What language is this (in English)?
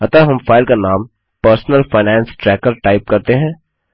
Hindi